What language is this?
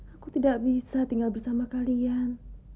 Indonesian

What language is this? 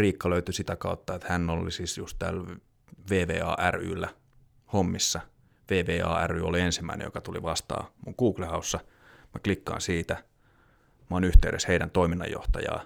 Finnish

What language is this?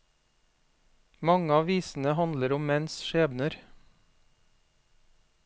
Norwegian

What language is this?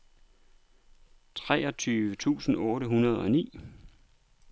Danish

